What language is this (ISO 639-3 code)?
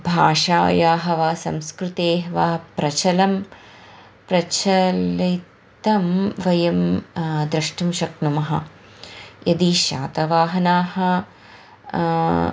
san